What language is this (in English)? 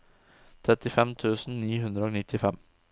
Norwegian